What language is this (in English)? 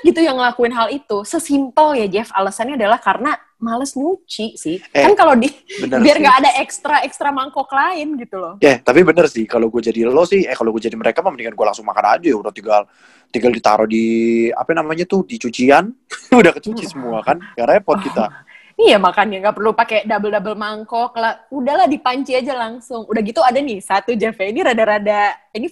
Indonesian